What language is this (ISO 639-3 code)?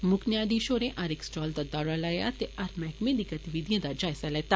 doi